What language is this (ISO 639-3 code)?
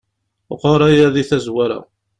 kab